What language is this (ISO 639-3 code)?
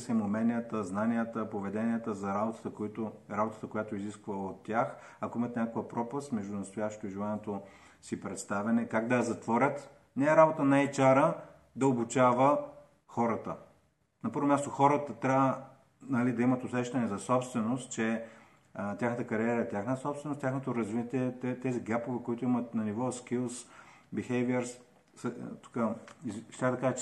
bul